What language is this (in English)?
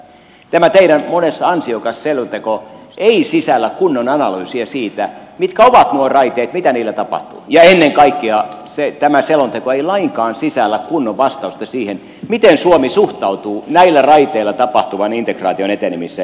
Finnish